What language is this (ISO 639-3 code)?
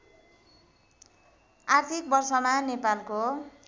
nep